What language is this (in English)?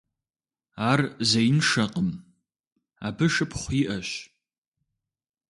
Kabardian